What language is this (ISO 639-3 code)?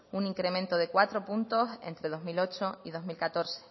spa